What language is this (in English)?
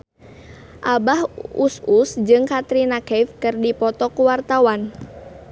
Sundanese